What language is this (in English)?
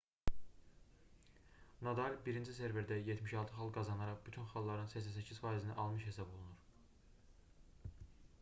Azerbaijani